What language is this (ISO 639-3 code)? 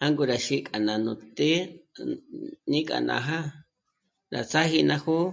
mmc